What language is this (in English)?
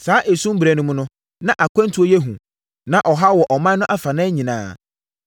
Akan